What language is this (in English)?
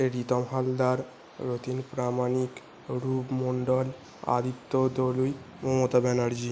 Bangla